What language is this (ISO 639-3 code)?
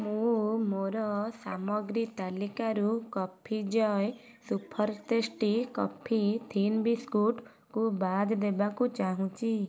ori